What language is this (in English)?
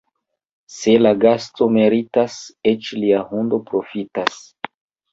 Esperanto